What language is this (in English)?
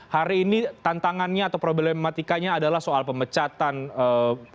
Indonesian